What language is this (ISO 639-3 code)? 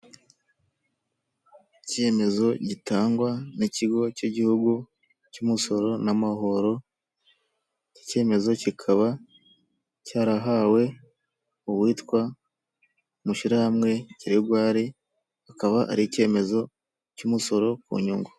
kin